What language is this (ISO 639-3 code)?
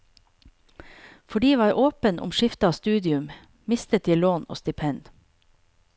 nor